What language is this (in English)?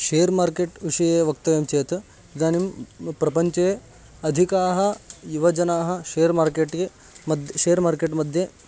Sanskrit